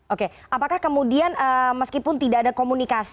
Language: Indonesian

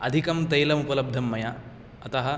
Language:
Sanskrit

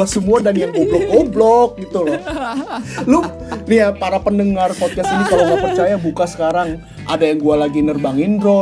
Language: Indonesian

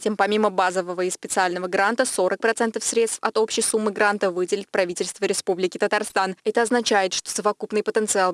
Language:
Russian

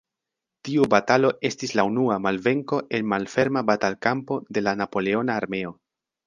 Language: Esperanto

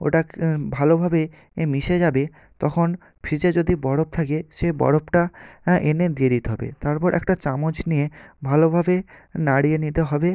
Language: Bangla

